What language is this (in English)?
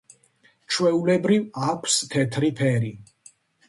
Georgian